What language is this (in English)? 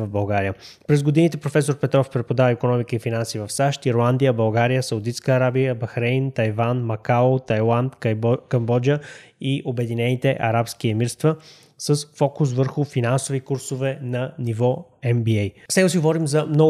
Bulgarian